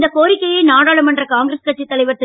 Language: Tamil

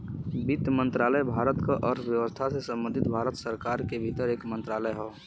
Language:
Bhojpuri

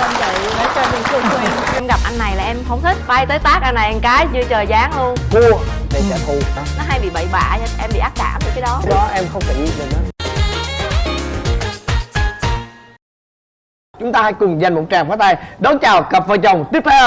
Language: Vietnamese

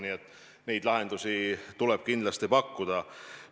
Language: Estonian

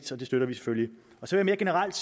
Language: Danish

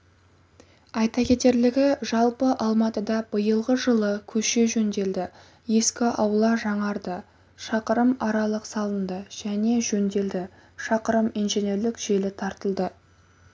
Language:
Kazakh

